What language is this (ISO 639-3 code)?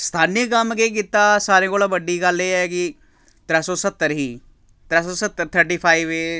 doi